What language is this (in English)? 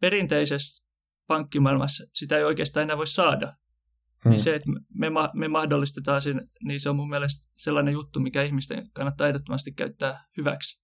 Finnish